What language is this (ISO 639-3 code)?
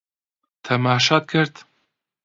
ckb